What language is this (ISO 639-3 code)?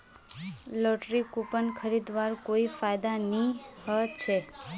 mag